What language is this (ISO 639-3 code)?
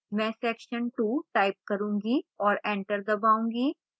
hin